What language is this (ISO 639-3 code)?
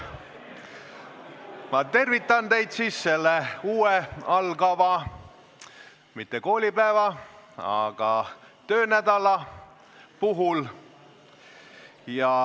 est